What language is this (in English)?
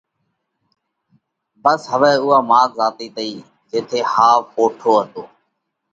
Parkari Koli